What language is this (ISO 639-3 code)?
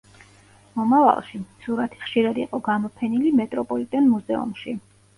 kat